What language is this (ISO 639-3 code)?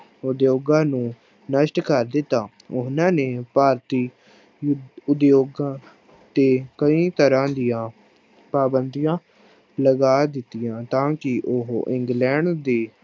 pan